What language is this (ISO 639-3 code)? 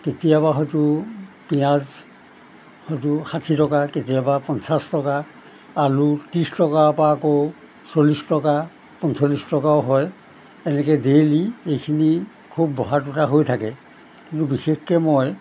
asm